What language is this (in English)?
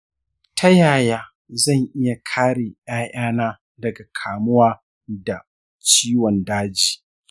Hausa